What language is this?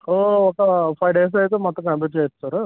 Telugu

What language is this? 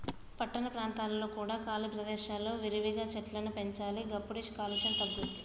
Telugu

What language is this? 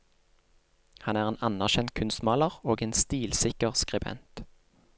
Norwegian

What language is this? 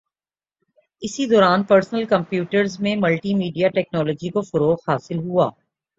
Urdu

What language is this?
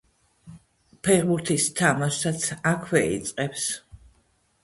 Georgian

